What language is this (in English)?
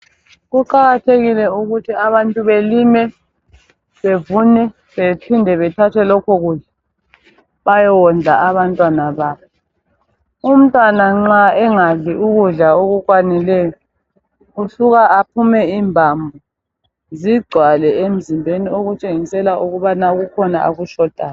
North Ndebele